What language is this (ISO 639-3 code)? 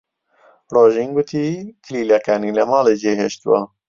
ckb